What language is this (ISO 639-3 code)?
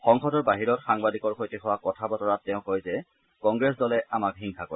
asm